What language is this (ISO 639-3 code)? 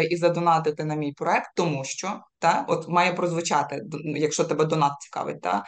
ukr